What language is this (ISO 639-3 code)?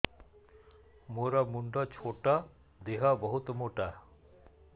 ori